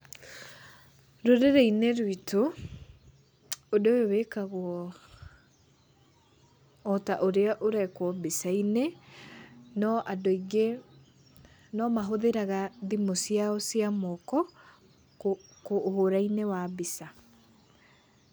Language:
Kikuyu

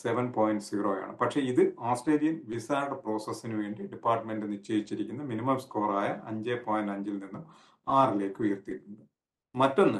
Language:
Malayalam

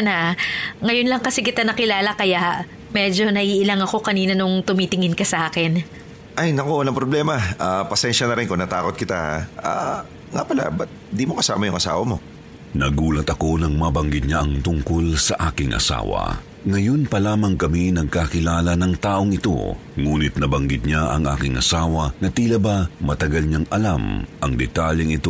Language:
Filipino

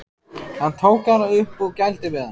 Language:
Icelandic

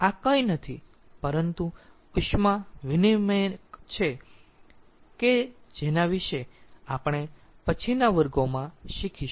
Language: Gujarati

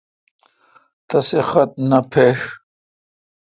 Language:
Kalkoti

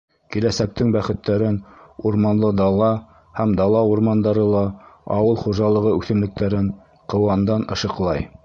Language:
Bashkir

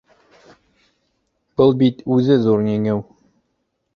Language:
Bashkir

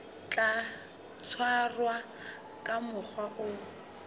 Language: Southern Sotho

